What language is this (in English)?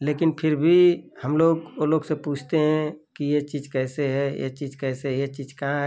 Hindi